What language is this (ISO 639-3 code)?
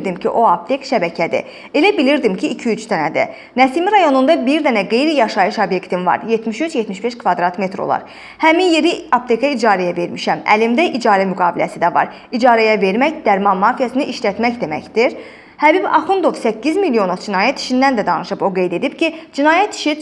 aze